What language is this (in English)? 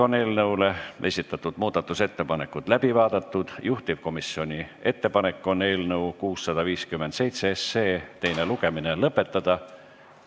Estonian